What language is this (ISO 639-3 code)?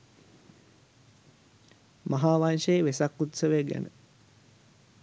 sin